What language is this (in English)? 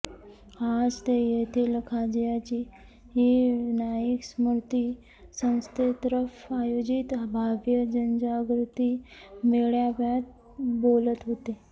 Marathi